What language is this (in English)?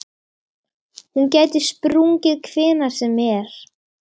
Icelandic